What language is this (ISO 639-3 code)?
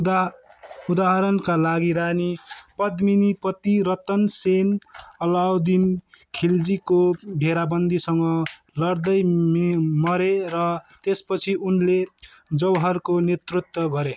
nep